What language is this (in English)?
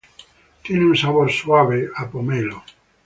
Spanish